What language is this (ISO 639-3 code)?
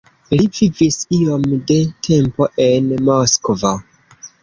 epo